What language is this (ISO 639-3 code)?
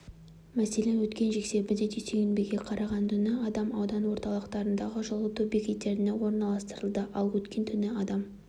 kaz